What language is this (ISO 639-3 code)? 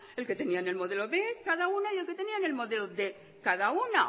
spa